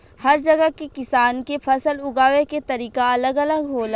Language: Bhojpuri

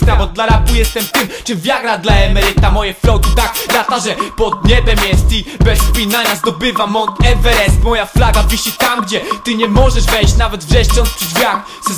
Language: Polish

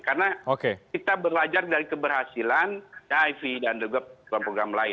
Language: Indonesian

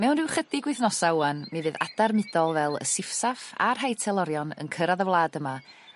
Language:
Welsh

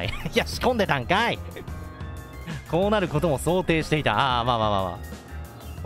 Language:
Japanese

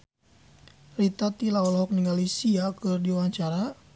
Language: Sundanese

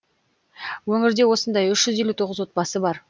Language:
Kazakh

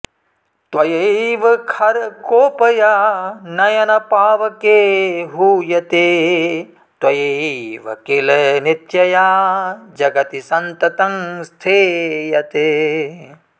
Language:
Sanskrit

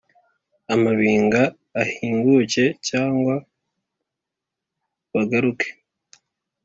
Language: Kinyarwanda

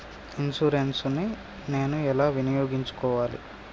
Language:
Telugu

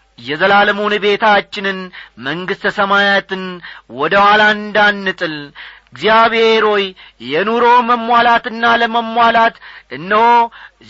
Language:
Amharic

